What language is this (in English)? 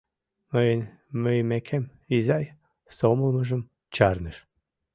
Mari